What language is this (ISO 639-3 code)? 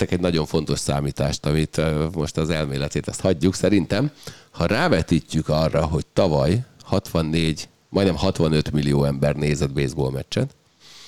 hun